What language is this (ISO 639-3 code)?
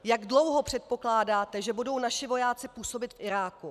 ces